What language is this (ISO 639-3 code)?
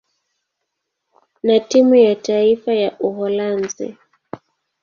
swa